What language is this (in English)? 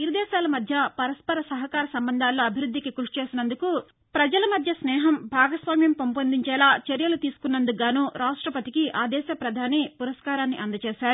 Telugu